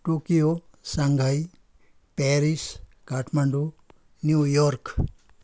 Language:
Nepali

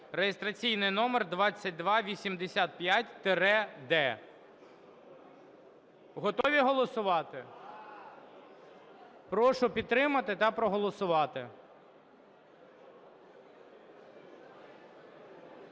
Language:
Ukrainian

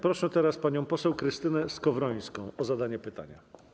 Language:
Polish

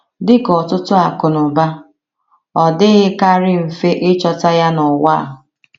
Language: Igbo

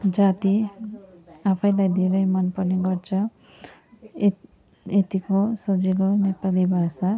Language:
Nepali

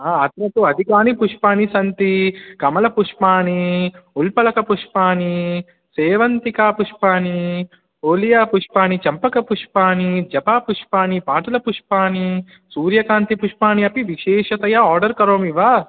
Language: Sanskrit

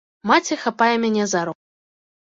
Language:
Belarusian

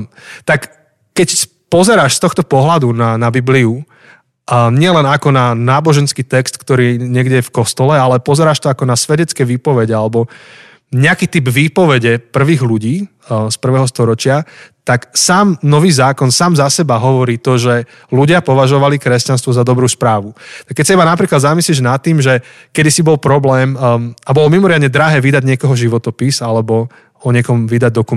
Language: Slovak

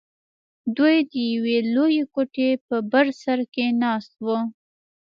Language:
Pashto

